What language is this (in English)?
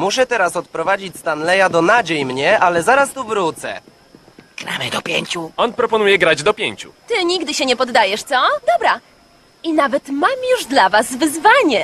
Polish